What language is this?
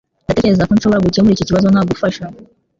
Kinyarwanda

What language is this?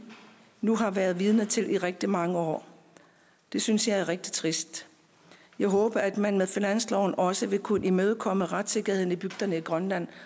Danish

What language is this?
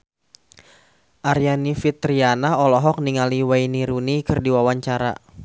Sundanese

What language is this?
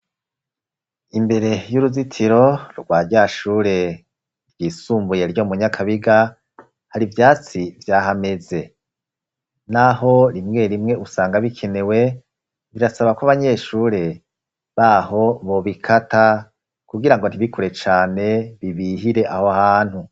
Rundi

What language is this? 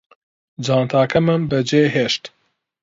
Central Kurdish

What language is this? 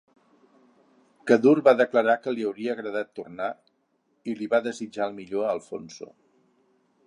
Catalan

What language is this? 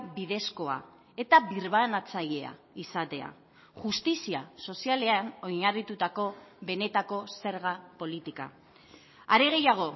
Basque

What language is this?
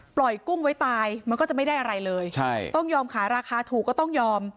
Thai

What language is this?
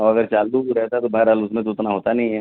Urdu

